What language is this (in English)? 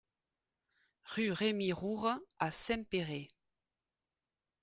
French